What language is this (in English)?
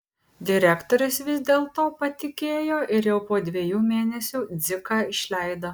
Lithuanian